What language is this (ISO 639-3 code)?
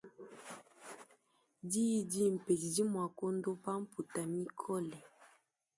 lua